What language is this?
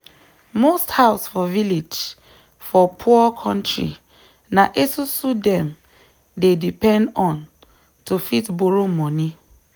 Nigerian Pidgin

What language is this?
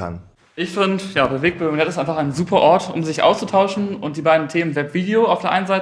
German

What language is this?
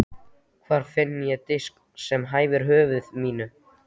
Icelandic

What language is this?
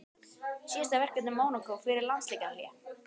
Icelandic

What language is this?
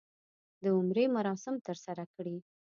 Pashto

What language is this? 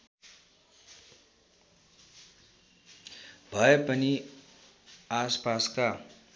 Nepali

